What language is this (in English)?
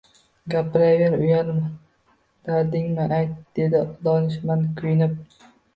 Uzbek